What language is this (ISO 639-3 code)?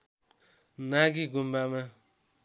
nep